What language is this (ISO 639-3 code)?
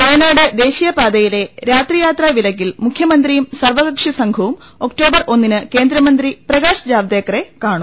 mal